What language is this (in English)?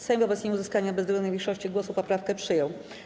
Polish